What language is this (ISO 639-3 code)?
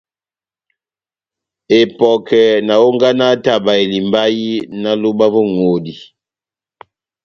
bnm